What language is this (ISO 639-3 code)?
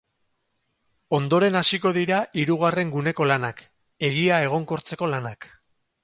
eus